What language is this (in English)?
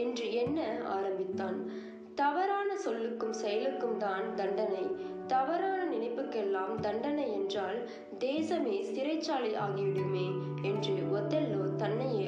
Tamil